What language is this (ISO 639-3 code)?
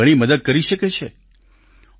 guj